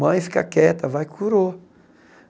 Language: Portuguese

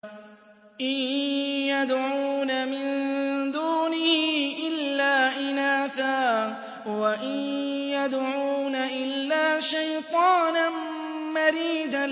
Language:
Arabic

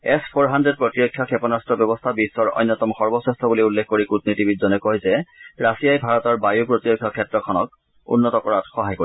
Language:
Assamese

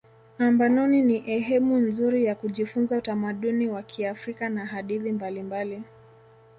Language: Swahili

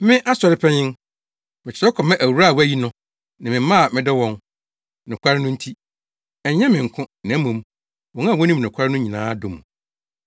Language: Akan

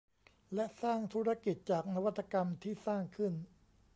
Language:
Thai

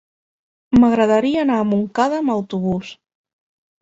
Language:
Catalan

